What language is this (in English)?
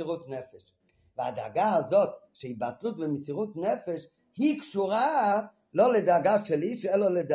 Hebrew